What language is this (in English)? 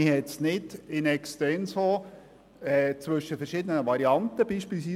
Swiss German